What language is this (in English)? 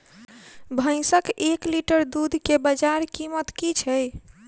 Maithili